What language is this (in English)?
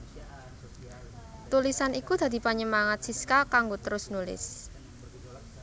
Javanese